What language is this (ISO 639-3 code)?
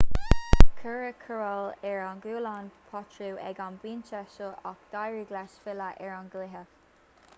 gle